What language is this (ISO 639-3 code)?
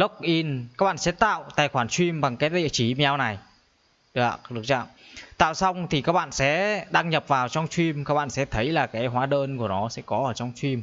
vie